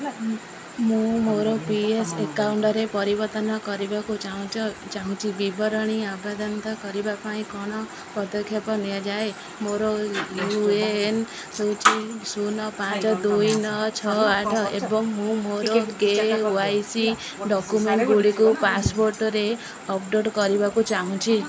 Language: Odia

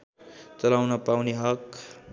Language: Nepali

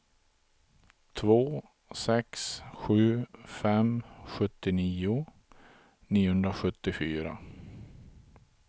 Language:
Swedish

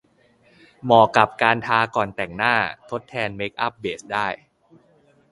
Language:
Thai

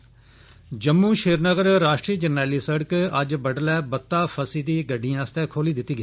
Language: Dogri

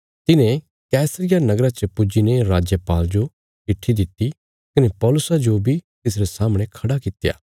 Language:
Bilaspuri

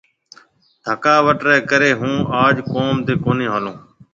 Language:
Marwari (Pakistan)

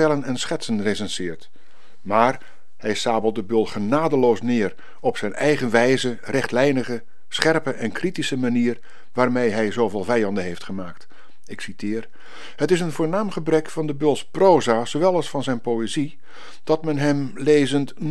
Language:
Dutch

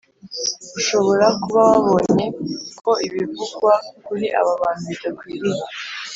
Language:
Kinyarwanda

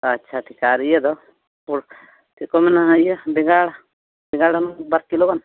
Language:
Santali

